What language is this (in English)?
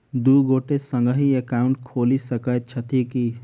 Maithili